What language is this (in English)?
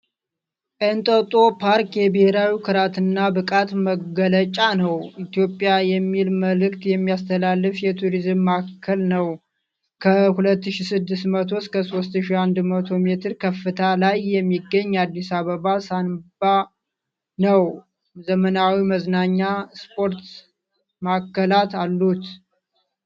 Amharic